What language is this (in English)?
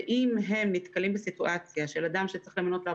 Hebrew